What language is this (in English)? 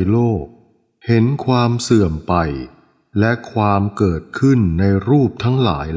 Thai